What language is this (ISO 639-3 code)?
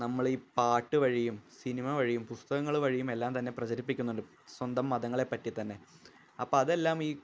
mal